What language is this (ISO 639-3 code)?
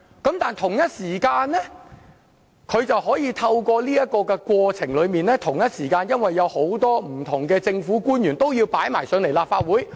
yue